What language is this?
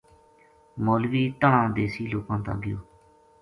Gujari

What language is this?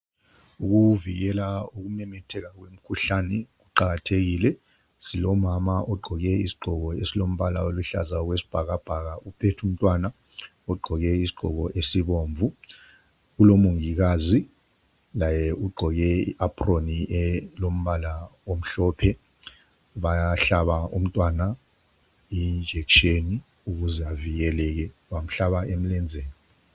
North Ndebele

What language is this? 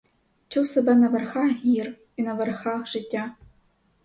Ukrainian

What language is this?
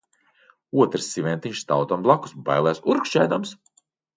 Latvian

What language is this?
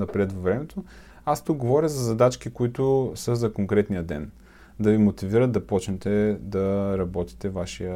Bulgarian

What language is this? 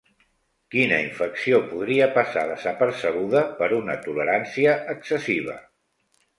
Catalan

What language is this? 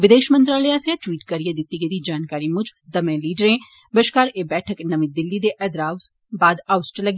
Dogri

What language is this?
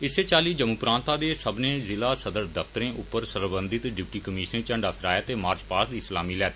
Dogri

